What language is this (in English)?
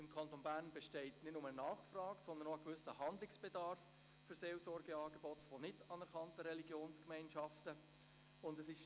Swiss German